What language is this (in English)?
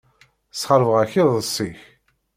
Kabyle